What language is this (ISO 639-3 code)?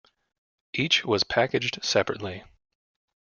eng